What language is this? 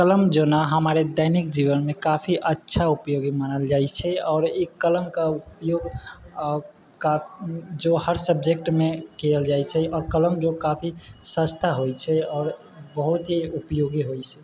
Maithili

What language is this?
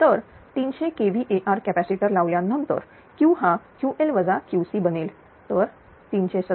Marathi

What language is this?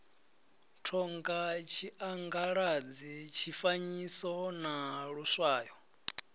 Venda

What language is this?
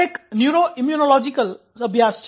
Gujarati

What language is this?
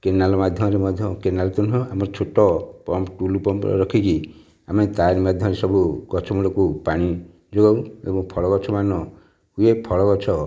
Odia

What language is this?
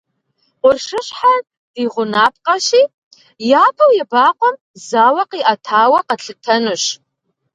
Kabardian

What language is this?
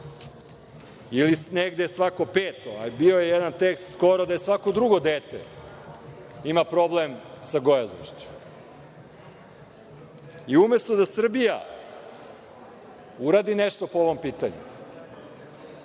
Serbian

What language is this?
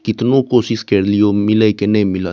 Maithili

